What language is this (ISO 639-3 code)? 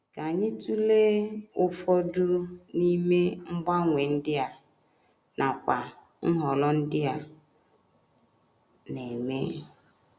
ibo